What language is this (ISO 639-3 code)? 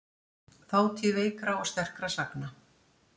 isl